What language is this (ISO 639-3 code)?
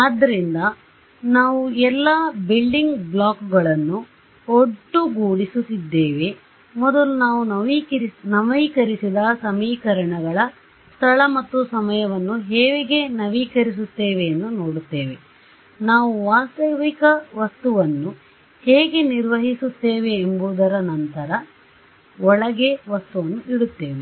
kan